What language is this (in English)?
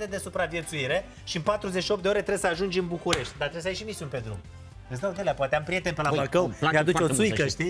Romanian